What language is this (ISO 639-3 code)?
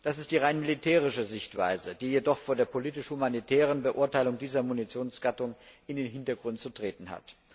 deu